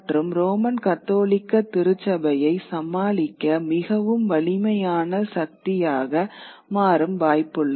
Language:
Tamil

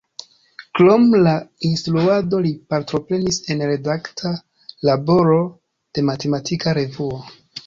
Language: Esperanto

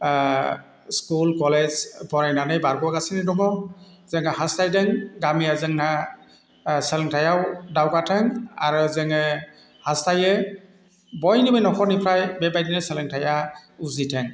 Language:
Bodo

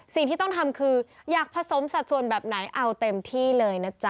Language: Thai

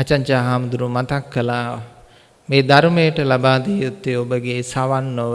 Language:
Sinhala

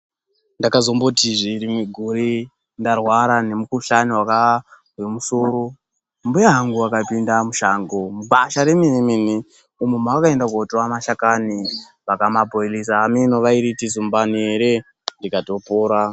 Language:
Ndau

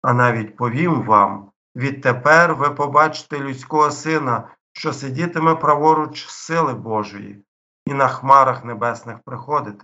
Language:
Ukrainian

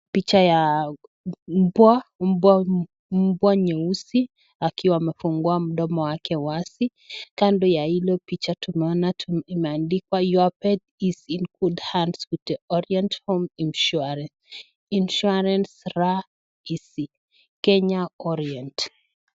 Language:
Swahili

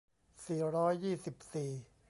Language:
Thai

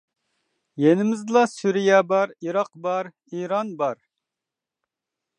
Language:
Uyghur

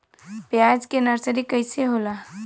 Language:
Bhojpuri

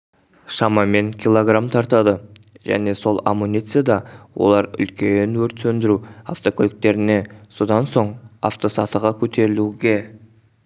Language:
Kazakh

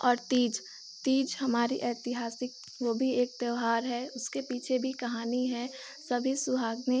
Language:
Hindi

